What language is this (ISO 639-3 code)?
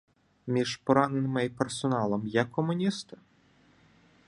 ukr